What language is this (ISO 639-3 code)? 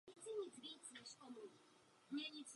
ces